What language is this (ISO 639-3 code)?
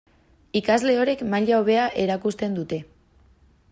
eus